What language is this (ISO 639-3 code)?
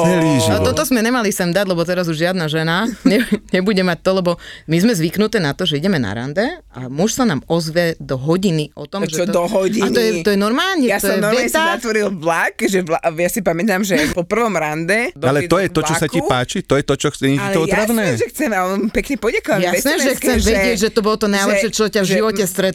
slk